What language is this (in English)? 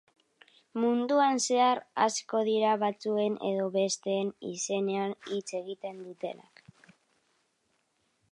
Basque